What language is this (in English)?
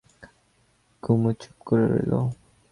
Bangla